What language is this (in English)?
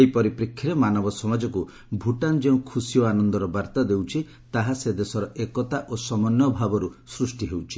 Odia